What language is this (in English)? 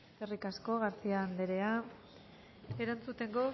Basque